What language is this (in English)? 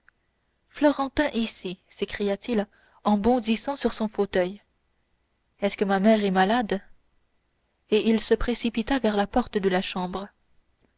French